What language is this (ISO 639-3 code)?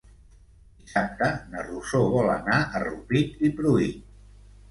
cat